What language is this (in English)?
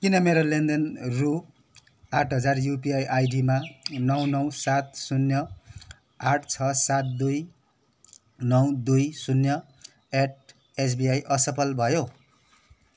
Nepali